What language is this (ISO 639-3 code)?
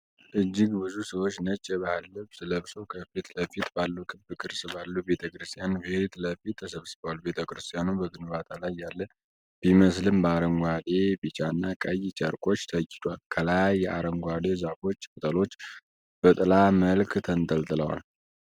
amh